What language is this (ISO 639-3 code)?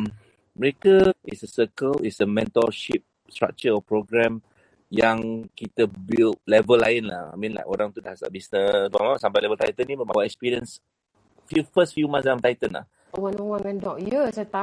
msa